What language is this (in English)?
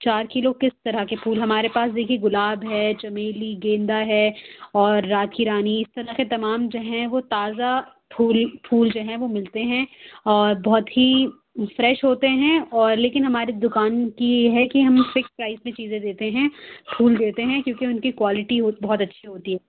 Urdu